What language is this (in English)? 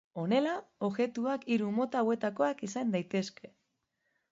Basque